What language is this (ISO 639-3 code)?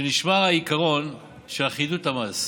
heb